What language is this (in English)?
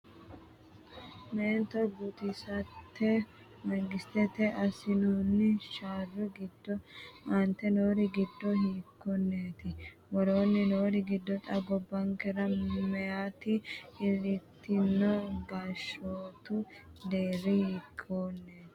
Sidamo